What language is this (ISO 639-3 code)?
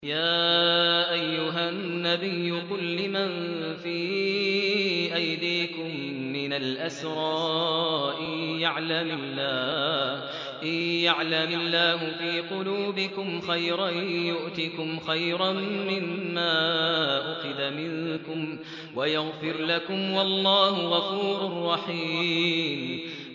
ara